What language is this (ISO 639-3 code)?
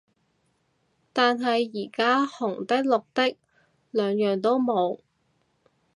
yue